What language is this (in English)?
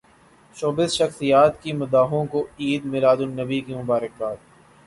Urdu